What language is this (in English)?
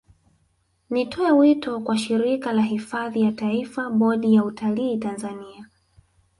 Swahili